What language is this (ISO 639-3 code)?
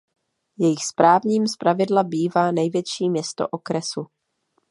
ces